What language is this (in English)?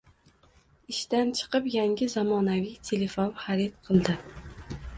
Uzbek